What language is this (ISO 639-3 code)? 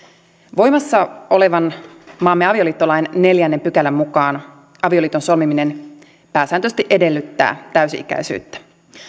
fin